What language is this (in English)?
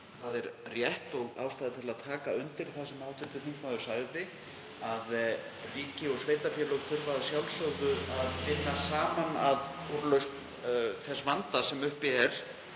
Icelandic